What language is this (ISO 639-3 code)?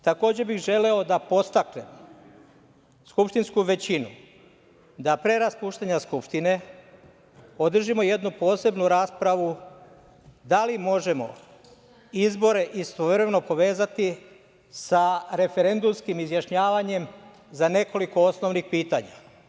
srp